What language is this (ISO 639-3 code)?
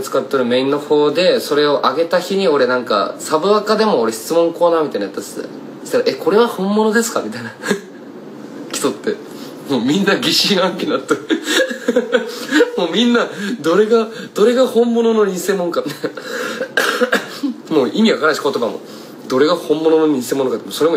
jpn